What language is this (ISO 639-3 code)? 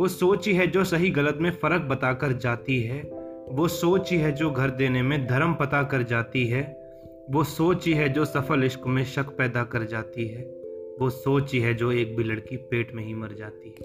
hin